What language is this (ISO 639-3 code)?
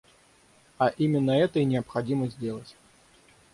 rus